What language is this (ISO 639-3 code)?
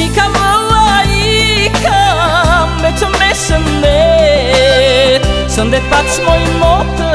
ron